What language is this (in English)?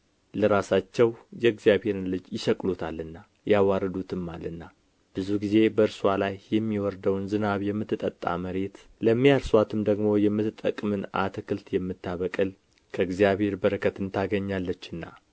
Amharic